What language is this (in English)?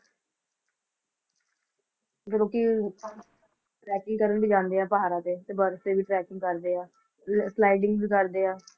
Punjabi